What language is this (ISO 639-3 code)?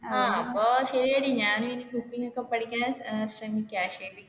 mal